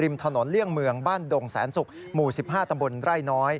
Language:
Thai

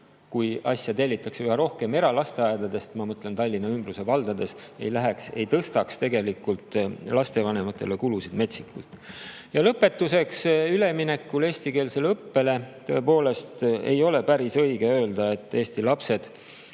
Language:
Estonian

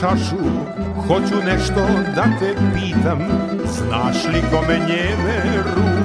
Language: Croatian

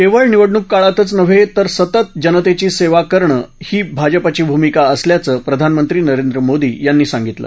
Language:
Marathi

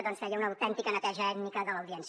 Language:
Catalan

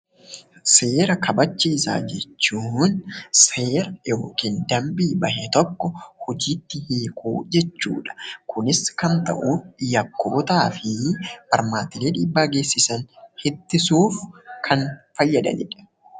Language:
Oromo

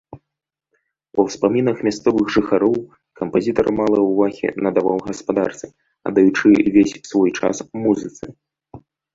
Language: Belarusian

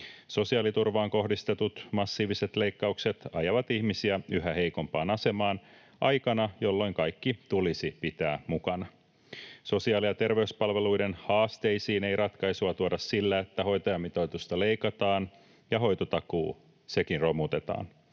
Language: Finnish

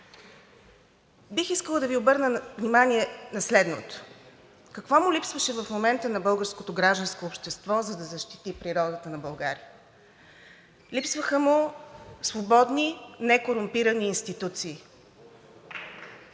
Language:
Bulgarian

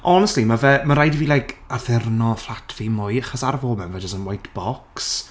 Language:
Welsh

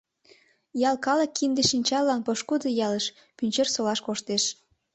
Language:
Mari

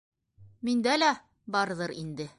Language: Bashkir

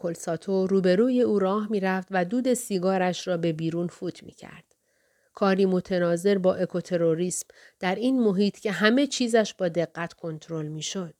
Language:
Persian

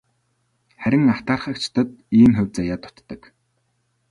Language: Mongolian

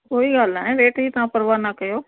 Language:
Sindhi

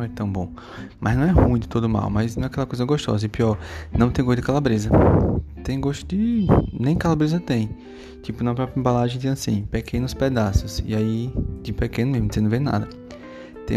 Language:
Portuguese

